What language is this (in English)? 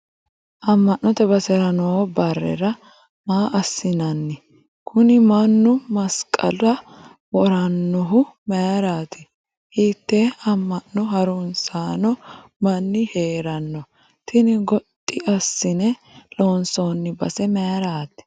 Sidamo